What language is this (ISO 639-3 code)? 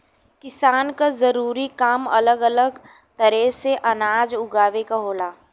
bho